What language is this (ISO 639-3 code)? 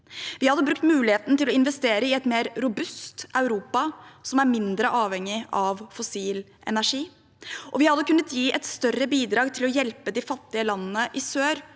nor